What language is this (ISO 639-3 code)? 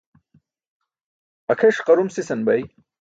bsk